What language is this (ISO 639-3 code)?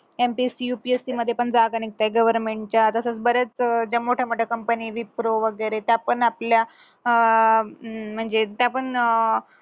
mar